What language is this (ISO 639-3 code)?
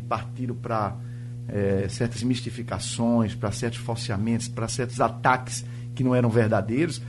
por